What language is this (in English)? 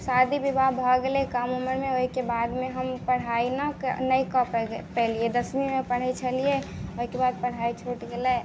Maithili